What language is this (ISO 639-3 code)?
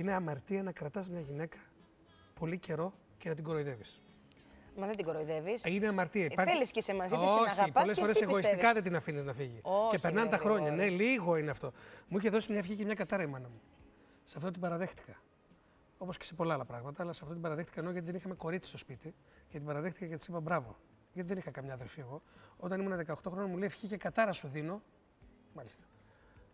ell